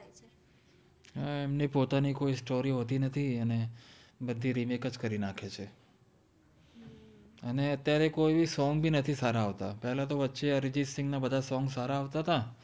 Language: Gujarati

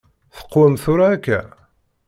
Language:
Kabyle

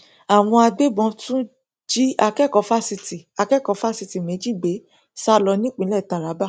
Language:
Yoruba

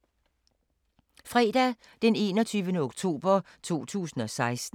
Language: Danish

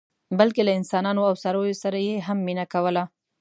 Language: Pashto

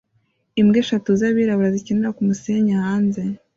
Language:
Kinyarwanda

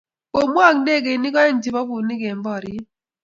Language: Kalenjin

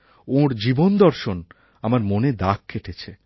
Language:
Bangla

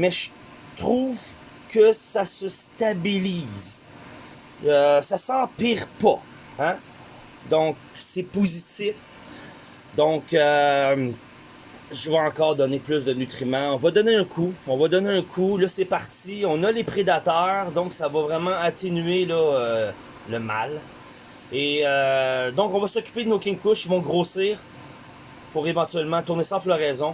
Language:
French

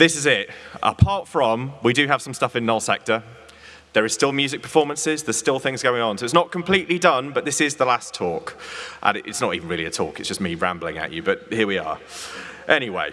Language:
English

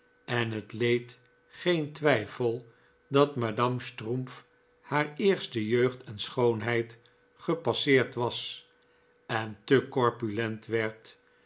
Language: Dutch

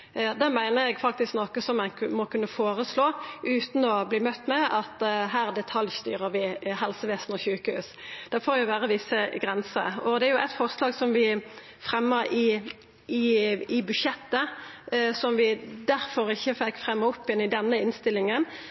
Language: Norwegian Nynorsk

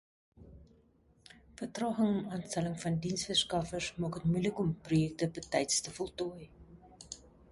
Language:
Afrikaans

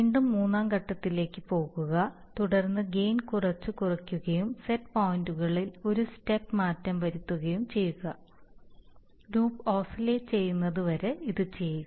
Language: Malayalam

